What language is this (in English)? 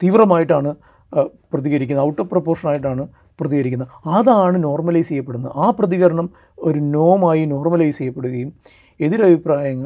Malayalam